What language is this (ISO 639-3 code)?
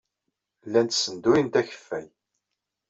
kab